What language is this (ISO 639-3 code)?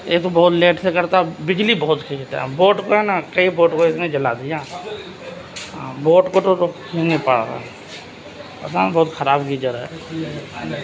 urd